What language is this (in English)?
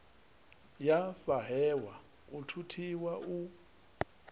Venda